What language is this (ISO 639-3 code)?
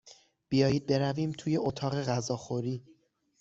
fas